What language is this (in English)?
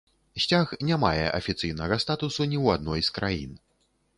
Belarusian